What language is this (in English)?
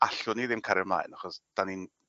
Welsh